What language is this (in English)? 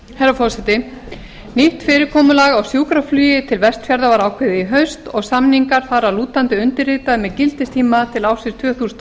Icelandic